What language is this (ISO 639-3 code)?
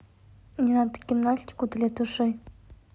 rus